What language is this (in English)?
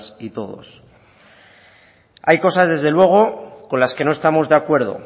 Spanish